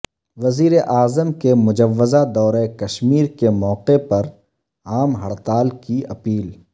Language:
Urdu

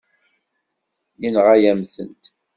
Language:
Kabyle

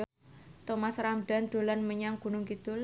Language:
Javanese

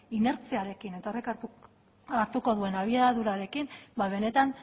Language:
Basque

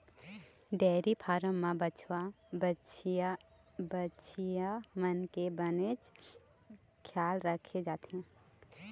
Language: Chhattisgarhi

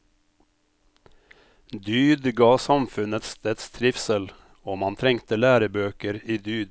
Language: Norwegian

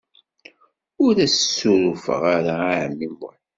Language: Kabyle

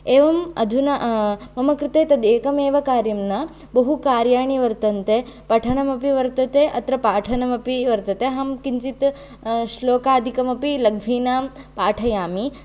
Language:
Sanskrit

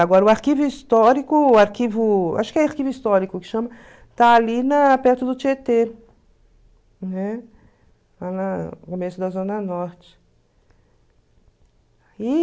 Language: Portuguese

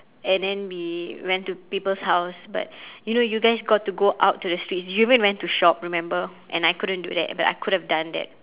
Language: English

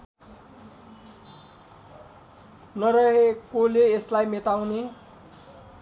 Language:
Nepali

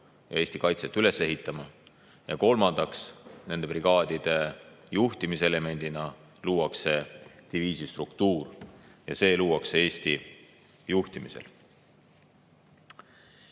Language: Estonian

